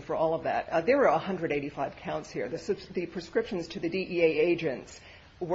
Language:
English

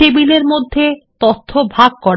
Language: Bangla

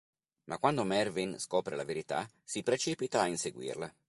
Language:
Italian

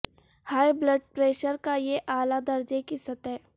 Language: Urdu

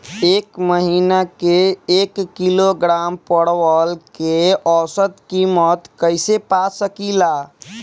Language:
Bhojpuri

